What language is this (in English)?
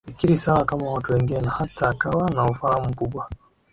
Swahili